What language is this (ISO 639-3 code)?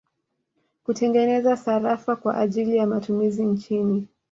swa